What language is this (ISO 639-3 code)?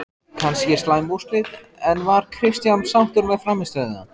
isl